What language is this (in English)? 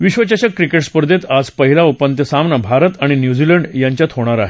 Marathi